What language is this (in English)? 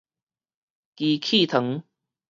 Min Nan Chinese